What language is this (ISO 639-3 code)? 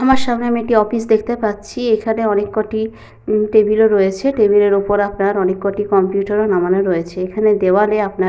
ben